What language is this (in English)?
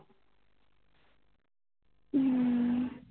Punjabi